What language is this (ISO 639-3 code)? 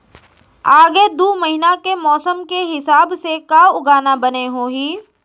hne